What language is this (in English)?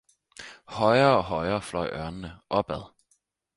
Danish